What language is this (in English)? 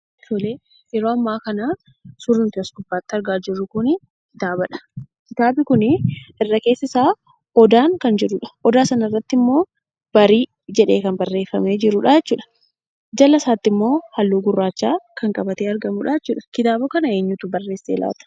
Oromo